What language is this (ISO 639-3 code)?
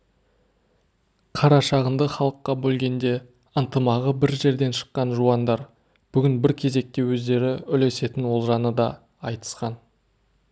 kaz